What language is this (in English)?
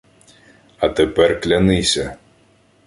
Ukrainian